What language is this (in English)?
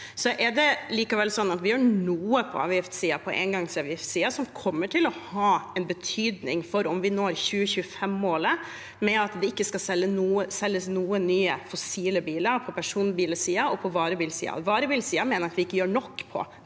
Norwegian